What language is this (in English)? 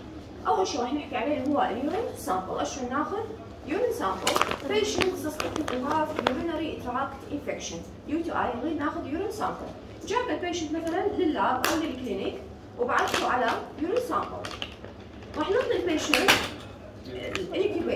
Arabic